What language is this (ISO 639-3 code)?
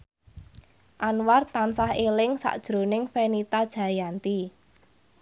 jav